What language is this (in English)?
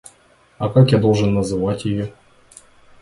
Russian